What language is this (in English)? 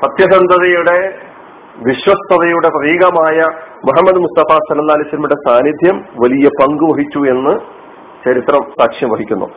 Malayalam